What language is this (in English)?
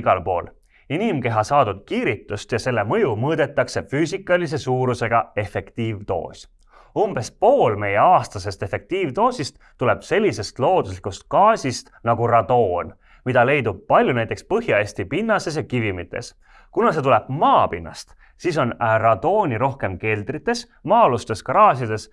Estonian